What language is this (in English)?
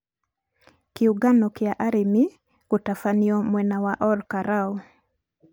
Kikuyu